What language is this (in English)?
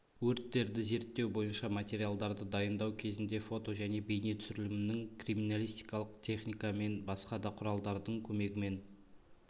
Kazakh